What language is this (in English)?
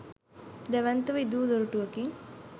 Sinhala